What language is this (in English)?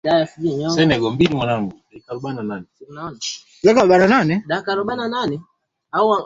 Swahili